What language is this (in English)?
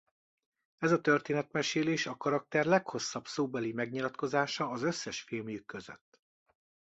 Hungarian